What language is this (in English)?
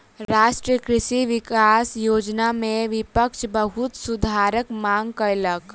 Maithili